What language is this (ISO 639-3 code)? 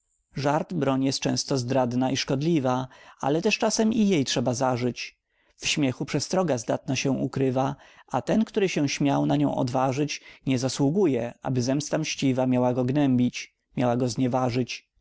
pol